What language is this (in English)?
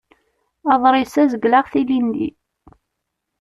Kabyle